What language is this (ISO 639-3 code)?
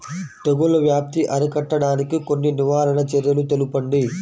tel